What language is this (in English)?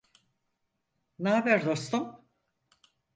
Turkish